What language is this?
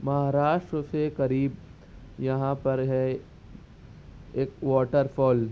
Urdu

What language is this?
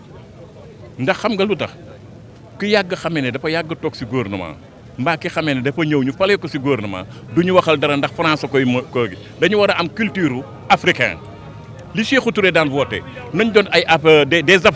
French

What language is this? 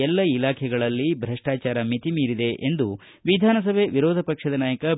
Kannada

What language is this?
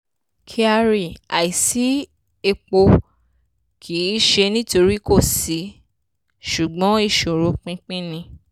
Yoruba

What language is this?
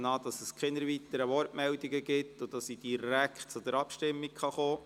Swiss German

